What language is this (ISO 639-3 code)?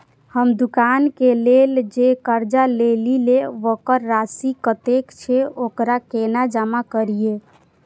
mai